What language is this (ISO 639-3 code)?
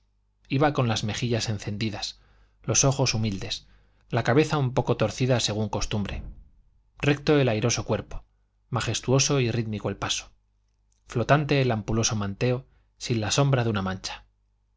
spa